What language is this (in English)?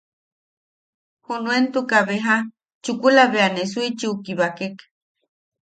Yaqui